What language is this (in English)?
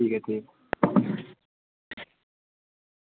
Dogri